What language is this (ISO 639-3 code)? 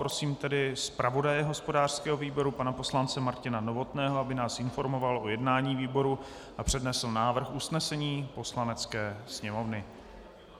ces